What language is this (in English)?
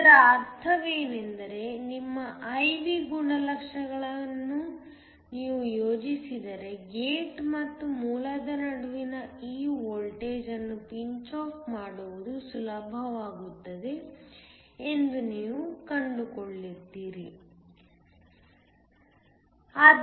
Kannada